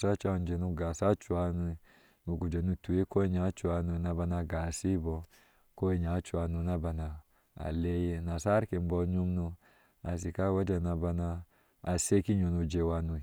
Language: Ashe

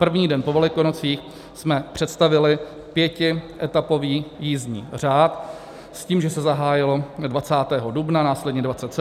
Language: Czech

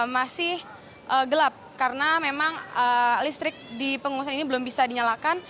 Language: Indonesian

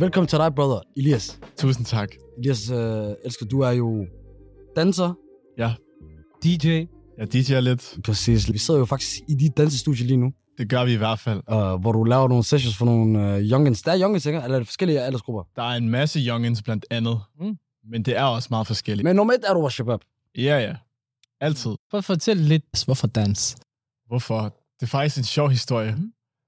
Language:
Danish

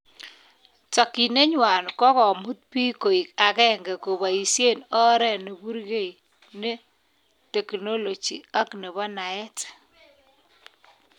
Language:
Kalenjin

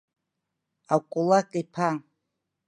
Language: Abkhazian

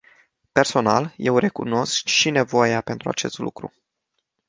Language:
Romanian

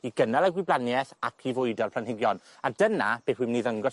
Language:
Welsh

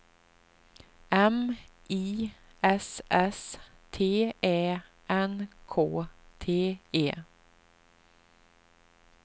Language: Swedish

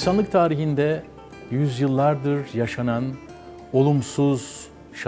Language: Turkish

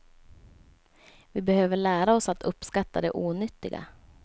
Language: Swedish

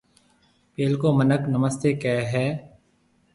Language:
Marwari (Pakistan)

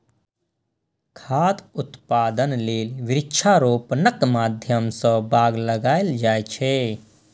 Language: Maithili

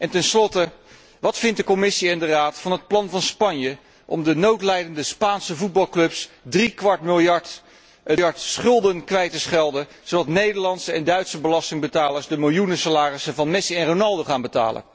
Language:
Dutch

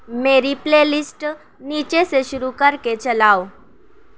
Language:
Urdu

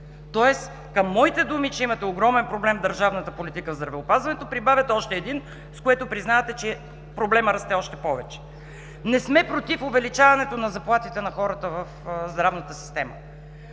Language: Bulgarian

